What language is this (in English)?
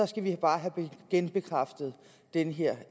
Danish